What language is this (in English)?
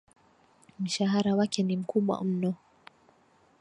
Swahili